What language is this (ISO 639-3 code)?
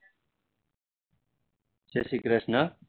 guj